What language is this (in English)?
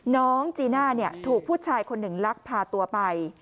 Thai